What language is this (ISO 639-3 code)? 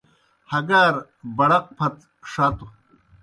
plk